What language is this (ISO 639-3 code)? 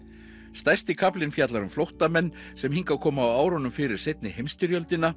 isl